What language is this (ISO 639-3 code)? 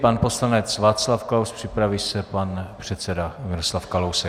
ces